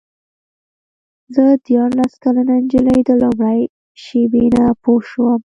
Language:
Pashto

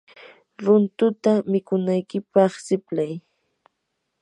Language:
Yanahuanca Pasco Quechua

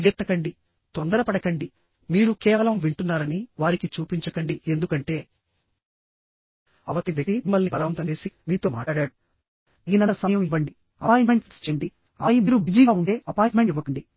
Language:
Telugu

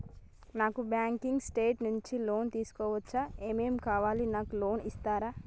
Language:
Telugu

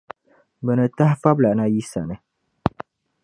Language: Dagbani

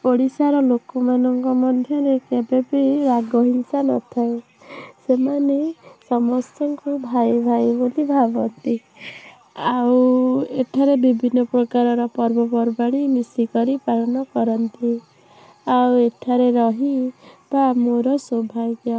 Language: Odia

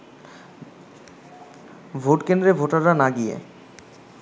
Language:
Bangla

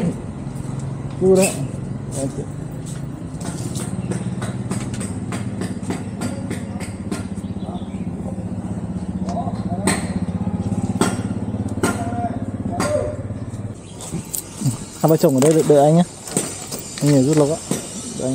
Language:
Vietnamese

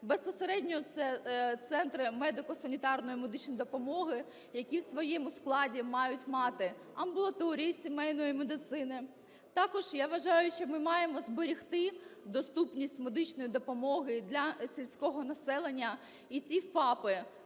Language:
Ukrainian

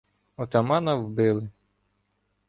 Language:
Ukrainian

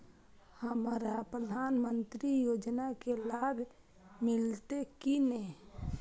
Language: Maithili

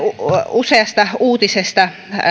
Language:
Finnish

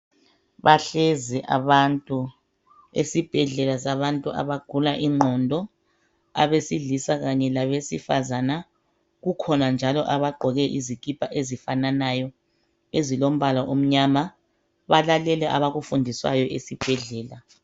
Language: North Ndebele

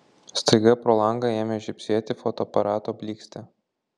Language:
Lithuanian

